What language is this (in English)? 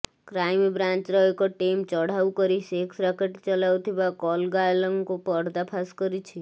Odia